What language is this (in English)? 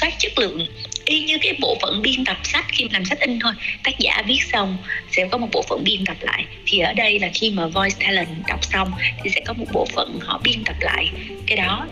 Vietnamese